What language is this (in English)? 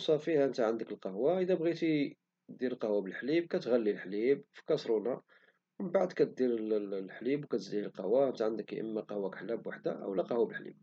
Moroccan Arabic